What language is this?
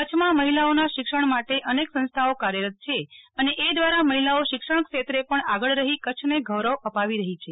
Gujarati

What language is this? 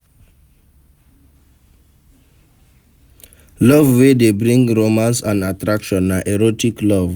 Nigerian Pidgin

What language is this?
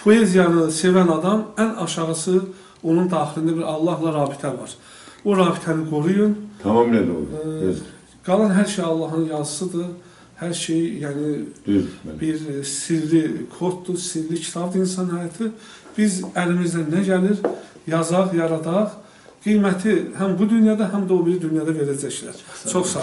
Turkish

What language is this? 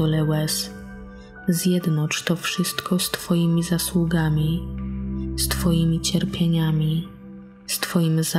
Polish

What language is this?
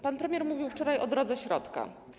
Polish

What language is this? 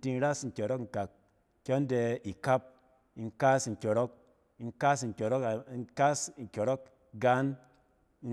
Cen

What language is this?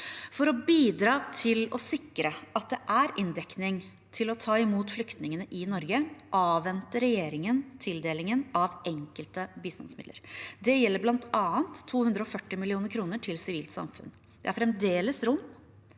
Norwegian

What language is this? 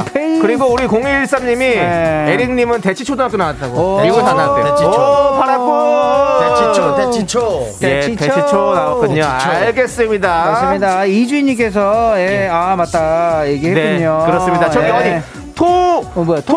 Korean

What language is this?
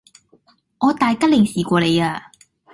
Cantonese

